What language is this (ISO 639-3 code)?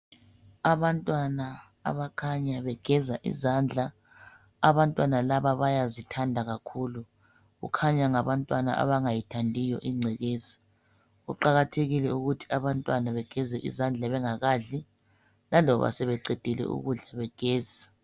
nde